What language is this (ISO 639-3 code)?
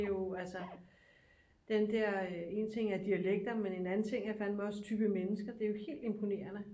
dan